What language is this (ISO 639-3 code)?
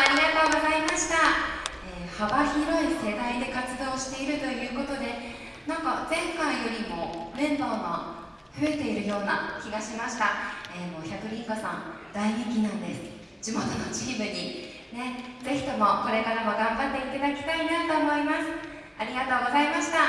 jpn